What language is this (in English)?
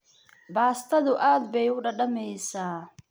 Somali